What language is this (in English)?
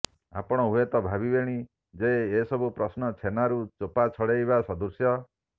Odia